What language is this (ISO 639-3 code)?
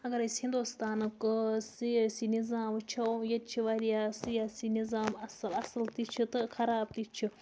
kas